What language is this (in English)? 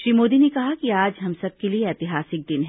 Hindi